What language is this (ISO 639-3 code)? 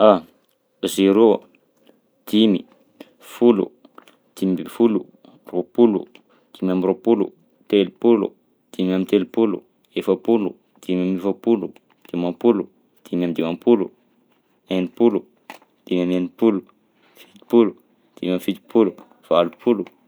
bzc